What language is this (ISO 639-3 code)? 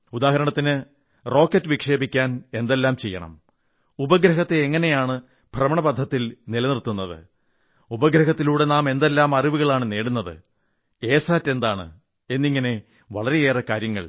mal